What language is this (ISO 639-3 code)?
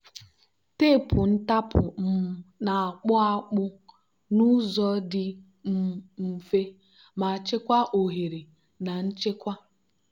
ibo